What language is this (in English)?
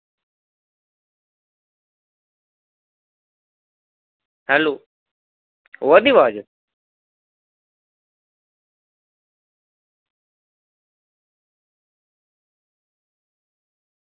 Dogri